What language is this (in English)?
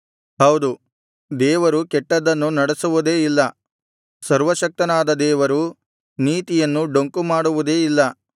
Kannada